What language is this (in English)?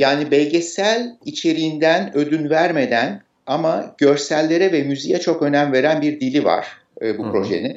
Turkish